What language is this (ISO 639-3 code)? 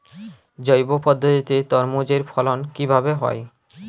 ben